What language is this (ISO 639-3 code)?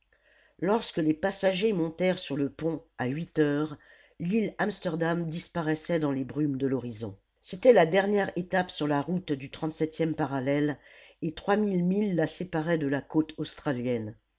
fra